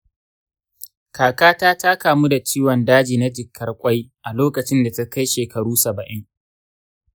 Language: Hausa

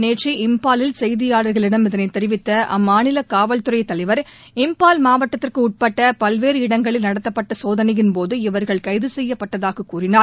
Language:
Tamil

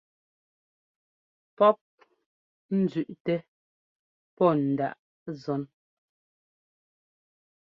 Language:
Ngomba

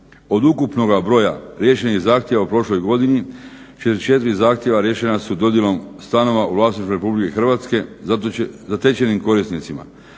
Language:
Croatian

